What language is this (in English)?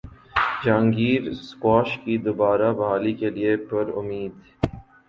Urdu